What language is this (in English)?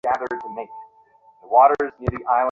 Bangla